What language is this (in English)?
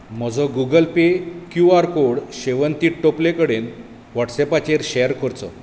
Konkani